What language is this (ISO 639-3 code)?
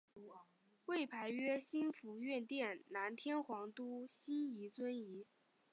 zho